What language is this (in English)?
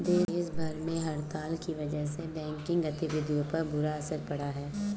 Hindi